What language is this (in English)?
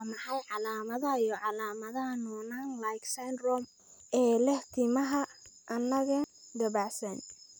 Somali